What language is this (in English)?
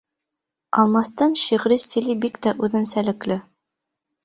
Bashkir